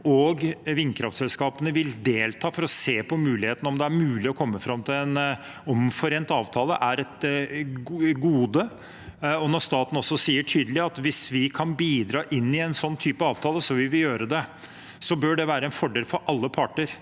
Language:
Norwegian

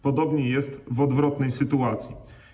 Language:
Polish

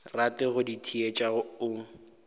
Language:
Northern Sotho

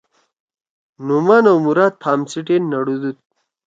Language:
Torwali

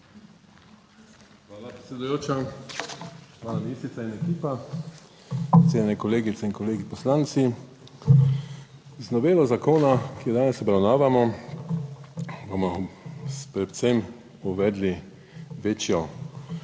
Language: Slovenian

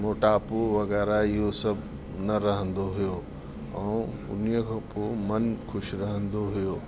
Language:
Sindhi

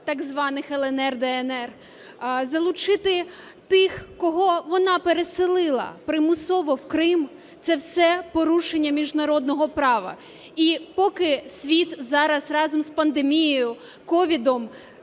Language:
Ukrainian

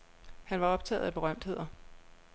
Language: Danish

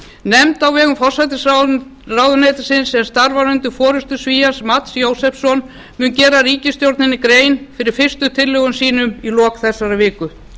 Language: Icelandic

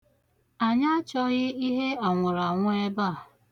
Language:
Igbo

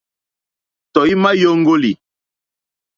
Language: Mokpwe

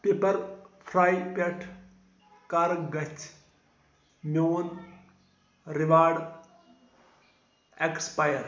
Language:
Kashmiri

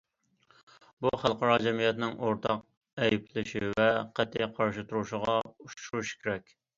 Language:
Uyghur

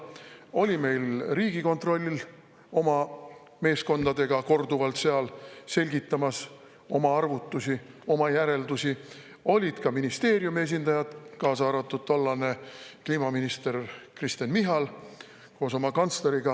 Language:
Estonian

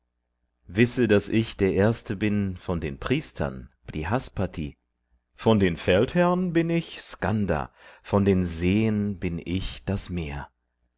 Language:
German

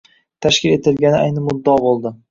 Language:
Uzbek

